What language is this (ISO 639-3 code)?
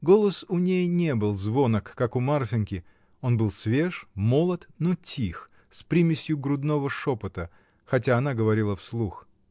rus